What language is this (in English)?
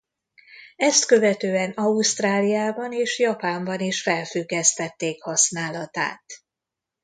Hungarian